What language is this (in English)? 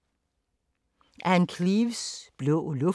Danish